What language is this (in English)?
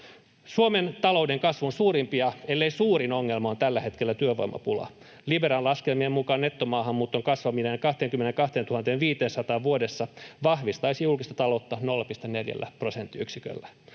Finnish